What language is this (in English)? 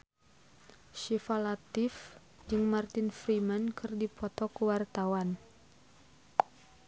Sundanese